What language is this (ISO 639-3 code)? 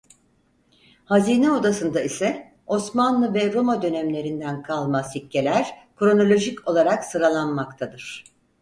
tur